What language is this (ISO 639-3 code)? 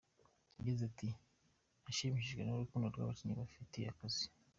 kin